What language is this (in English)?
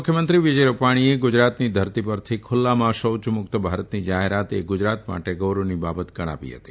Gujarati